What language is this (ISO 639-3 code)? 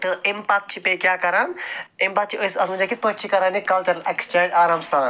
kas